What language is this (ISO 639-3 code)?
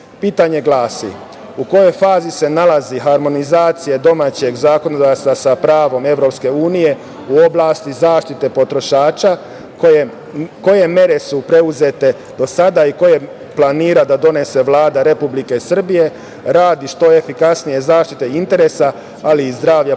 srp